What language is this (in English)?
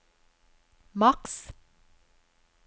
Norwegian